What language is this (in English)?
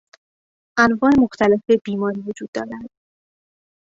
Persian